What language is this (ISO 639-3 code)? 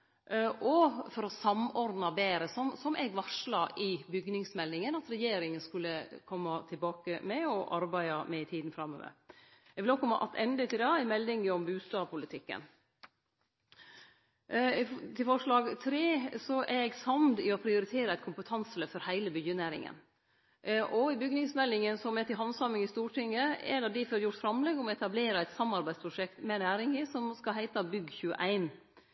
nno